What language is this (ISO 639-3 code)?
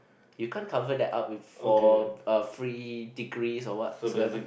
eng